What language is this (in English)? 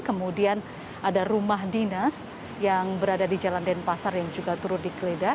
Indonesian